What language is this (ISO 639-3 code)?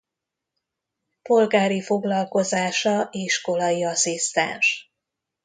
hun